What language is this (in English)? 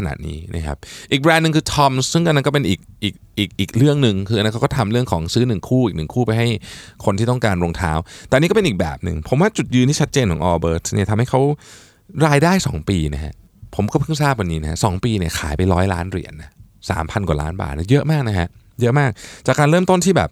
Thai